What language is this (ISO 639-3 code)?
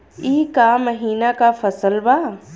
bho